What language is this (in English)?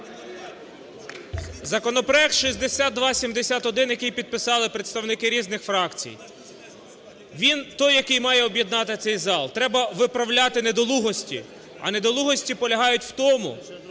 Ukrainian